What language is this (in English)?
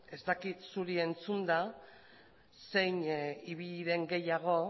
Basque